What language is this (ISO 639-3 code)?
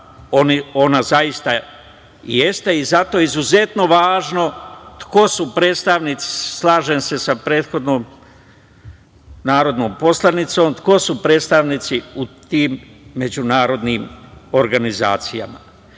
srp